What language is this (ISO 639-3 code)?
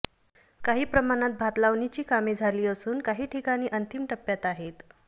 mar